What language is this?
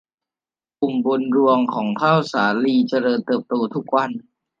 Thai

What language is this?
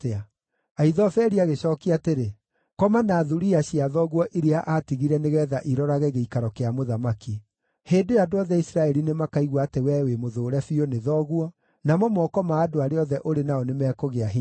Kikuyu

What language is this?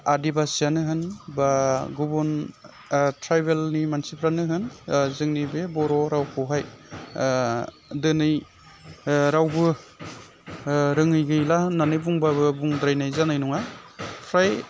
Bodo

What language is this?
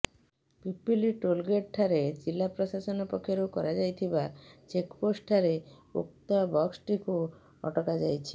Odia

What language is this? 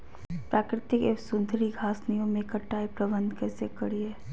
Magahi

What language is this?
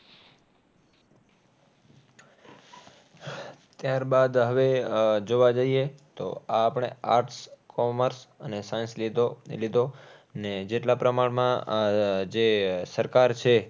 Gujarati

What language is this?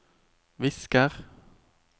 Norwegian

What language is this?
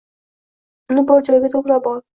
Uzbek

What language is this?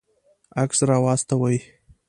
Pashto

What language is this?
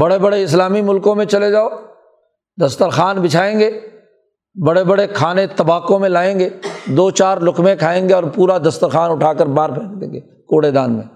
Urdu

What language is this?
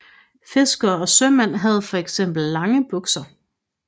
Danish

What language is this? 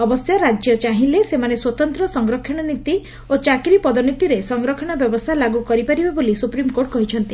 Odia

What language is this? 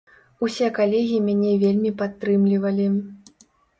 Belarusian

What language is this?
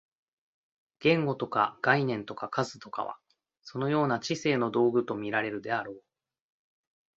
Japanese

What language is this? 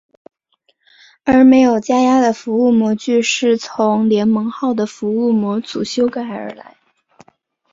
Chinese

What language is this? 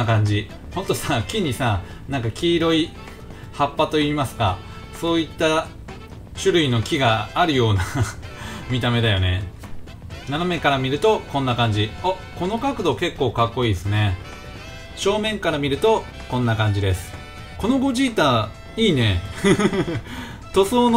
Japanese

